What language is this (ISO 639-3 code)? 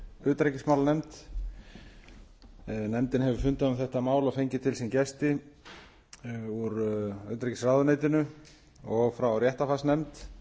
isl